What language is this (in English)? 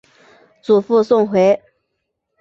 Chinese